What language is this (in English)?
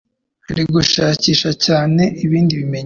Kinyarwanda